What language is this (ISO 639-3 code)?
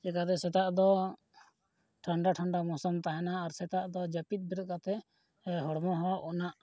sat